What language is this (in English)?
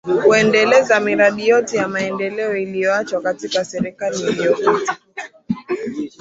Swahili